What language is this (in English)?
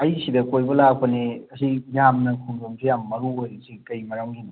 Manipuri